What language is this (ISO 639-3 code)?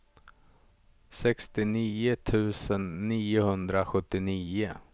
swe